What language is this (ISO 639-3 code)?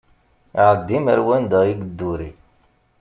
kab